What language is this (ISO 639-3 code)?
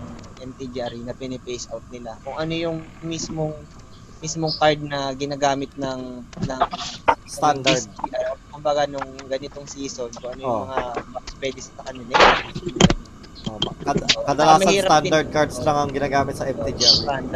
fil